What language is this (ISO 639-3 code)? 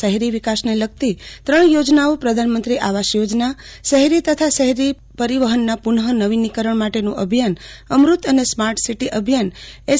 guj